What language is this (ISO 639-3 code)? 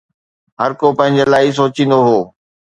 snd